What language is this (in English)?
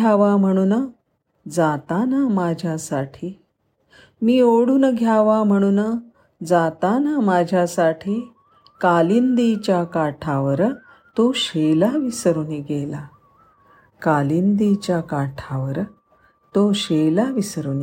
Marathi